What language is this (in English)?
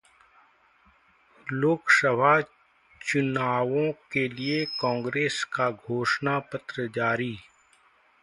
Hindi